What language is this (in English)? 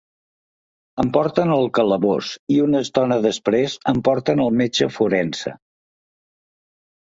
Catalan